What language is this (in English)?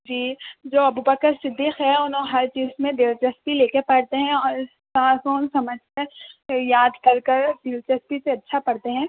Urdu